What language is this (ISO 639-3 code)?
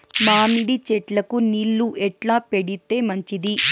tel